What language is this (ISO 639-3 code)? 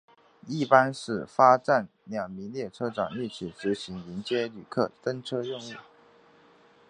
zho